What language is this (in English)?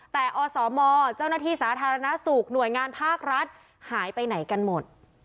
Thai